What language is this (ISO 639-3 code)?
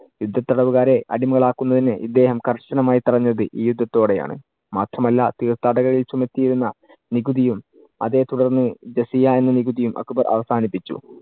mal